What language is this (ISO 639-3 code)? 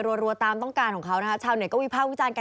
tha